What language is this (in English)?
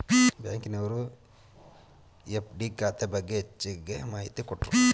Kannada